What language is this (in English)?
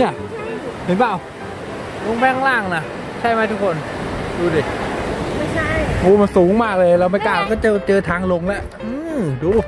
Thai